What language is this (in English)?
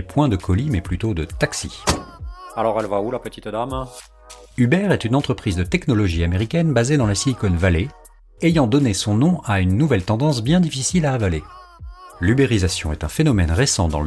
French